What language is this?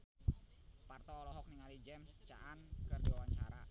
Sundanese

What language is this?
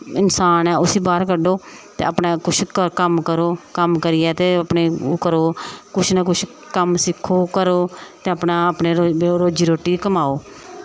Dogri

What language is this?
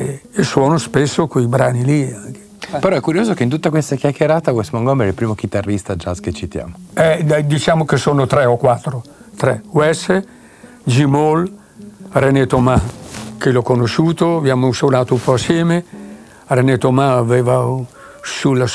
Italian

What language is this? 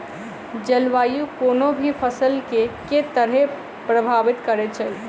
Maithili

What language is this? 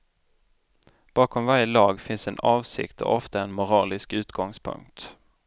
Swedish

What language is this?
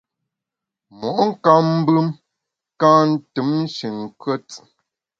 Bamun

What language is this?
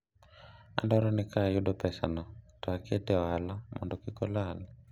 Luo (Kenya and Tanzania)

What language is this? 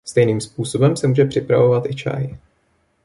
Czech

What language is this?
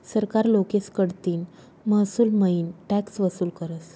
Marathi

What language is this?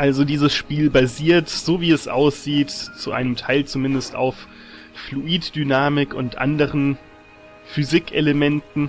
German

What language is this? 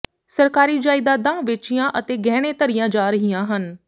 Punjabi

